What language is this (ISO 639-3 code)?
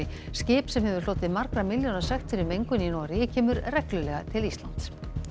isl